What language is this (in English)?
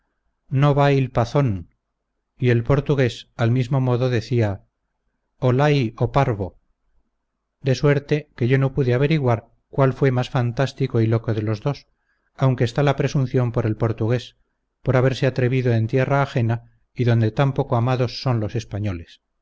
Spanish